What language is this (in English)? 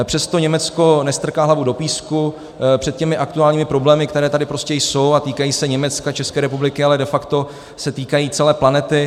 Czech